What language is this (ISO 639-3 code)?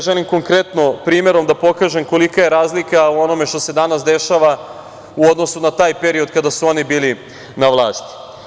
srp